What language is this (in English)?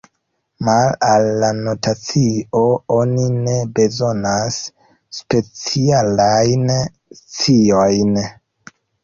Esperanto